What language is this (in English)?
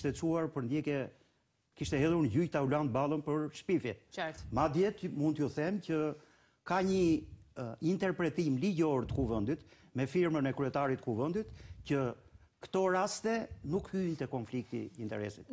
Romanian